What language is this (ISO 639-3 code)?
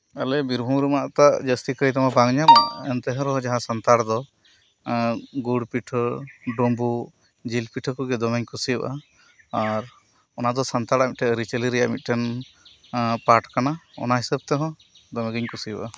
sat